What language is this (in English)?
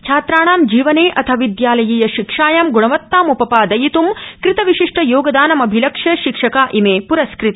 Sanskrit